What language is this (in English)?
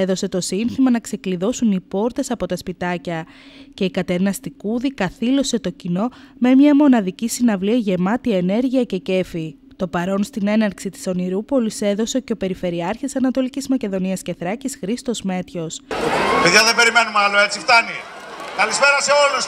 Greek